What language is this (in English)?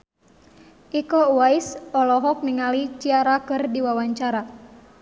Sundanese